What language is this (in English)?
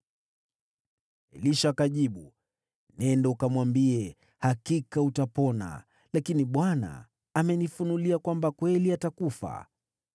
Swahili